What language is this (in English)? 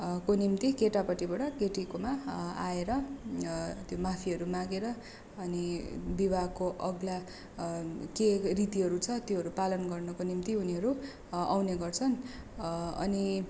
Nepali